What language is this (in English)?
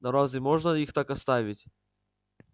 Russian